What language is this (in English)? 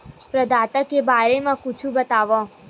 Chhattisgarhi